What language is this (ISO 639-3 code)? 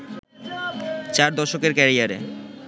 ben